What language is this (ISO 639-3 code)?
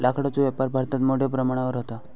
mar